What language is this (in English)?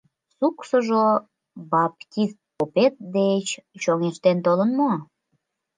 Mari